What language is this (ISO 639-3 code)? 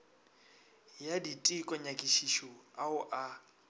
nso